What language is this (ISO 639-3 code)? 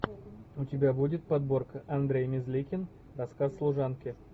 rus